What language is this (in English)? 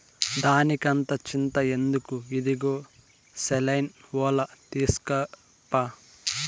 Telugu